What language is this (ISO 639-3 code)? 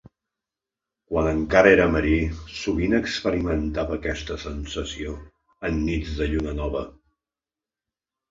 cat